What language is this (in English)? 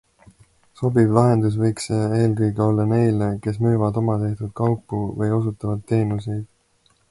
Estonian